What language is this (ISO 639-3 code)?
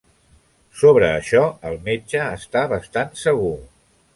cat